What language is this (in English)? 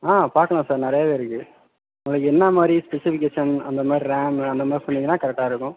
Tamil